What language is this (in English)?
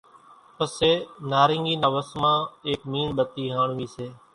Kachi Koli